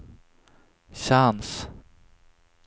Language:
Swedish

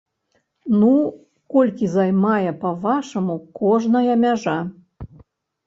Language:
Belarusian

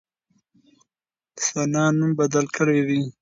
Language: Pashto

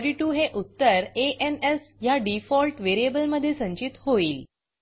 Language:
Marathi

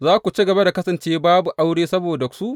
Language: Hausa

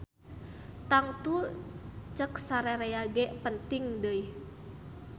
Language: Sundanese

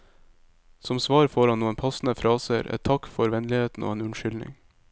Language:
Norwegian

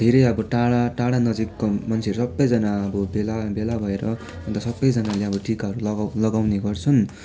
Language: Nepali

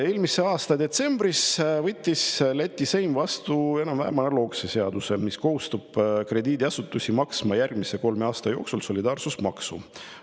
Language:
Estonian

